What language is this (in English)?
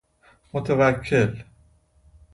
Persian